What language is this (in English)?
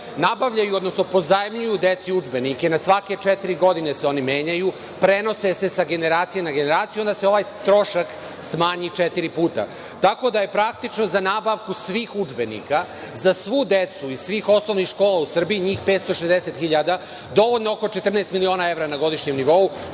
Serbian